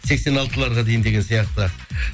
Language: Kazakh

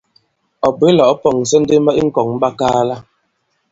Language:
Bankon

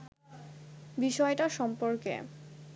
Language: Bangla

